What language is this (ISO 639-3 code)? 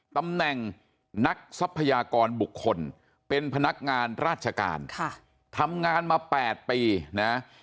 tha